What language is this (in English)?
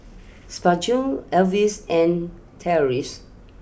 English